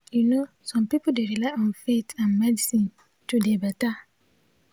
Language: Nigerian Pidgin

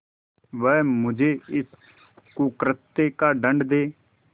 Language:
Hindi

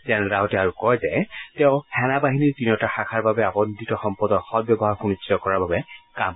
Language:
Assamese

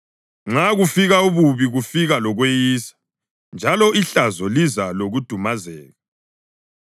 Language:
North Ndebele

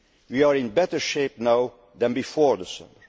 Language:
English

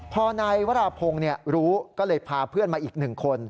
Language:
Thai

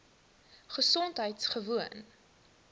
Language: Afrikaans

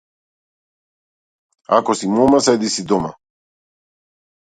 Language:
Macedonian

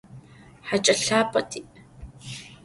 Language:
Adyghe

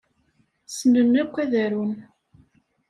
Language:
Kabyle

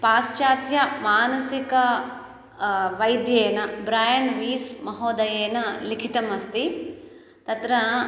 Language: Sanskrit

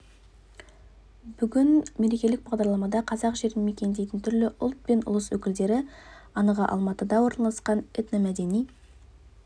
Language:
Kazakh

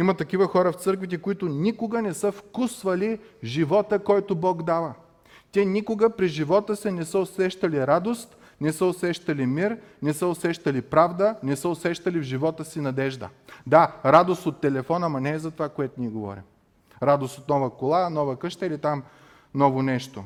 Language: Bulgarian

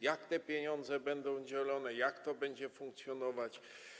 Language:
Polish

